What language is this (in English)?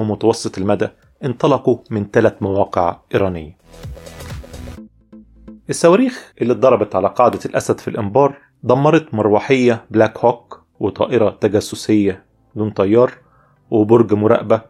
Arabic